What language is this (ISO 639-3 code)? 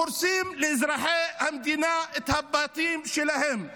heb